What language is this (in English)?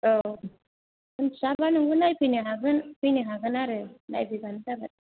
Bodo